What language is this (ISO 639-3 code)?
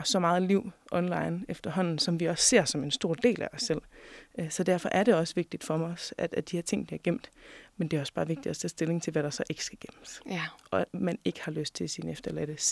dan